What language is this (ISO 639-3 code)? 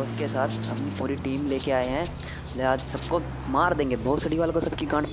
hin